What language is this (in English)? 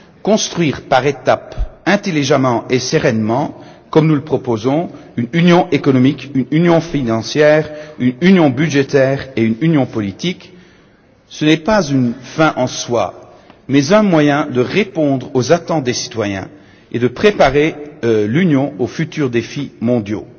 French